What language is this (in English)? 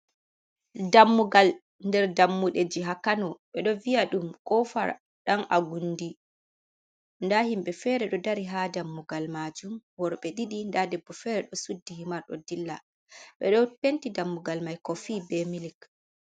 Fula